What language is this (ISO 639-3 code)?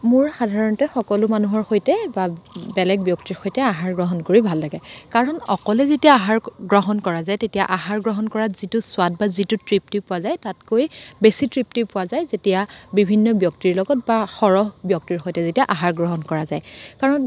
asm